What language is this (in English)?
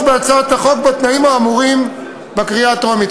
Hebrew